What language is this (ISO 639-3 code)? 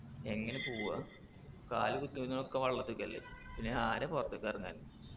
mal